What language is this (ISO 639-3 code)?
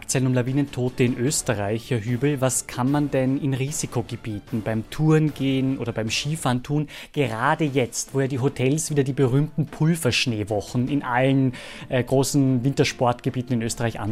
deu